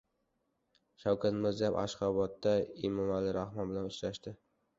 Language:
Uzbek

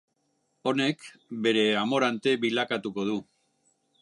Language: Basque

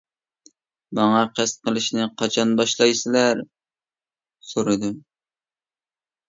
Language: Uyghur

